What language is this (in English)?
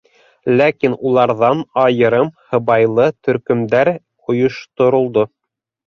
Bashkir